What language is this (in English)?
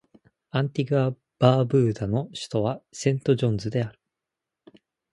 Japanese